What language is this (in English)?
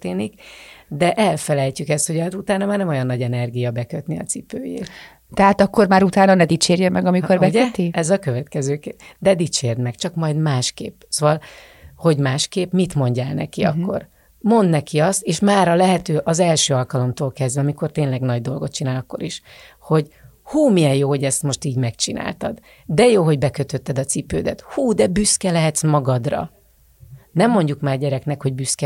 Hungarian